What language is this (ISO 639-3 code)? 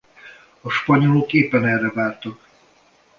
hun